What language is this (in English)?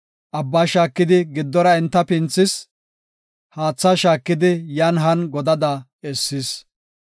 Gofa